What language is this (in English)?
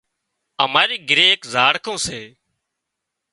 Wadiyara Koli